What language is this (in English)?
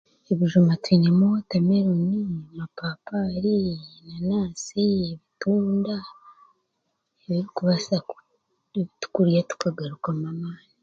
Chiga